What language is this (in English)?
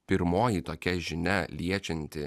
Lithuanian